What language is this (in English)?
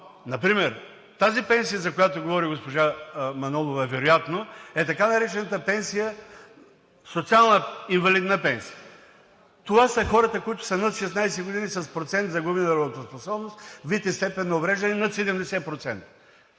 Bulgarian